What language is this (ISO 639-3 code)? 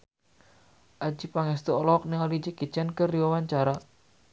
sun